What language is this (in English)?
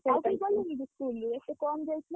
Odia